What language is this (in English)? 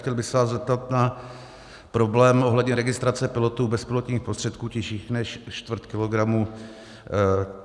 Czech